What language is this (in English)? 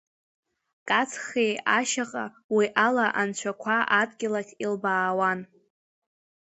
Abkhazian